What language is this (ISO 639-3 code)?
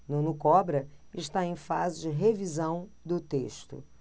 por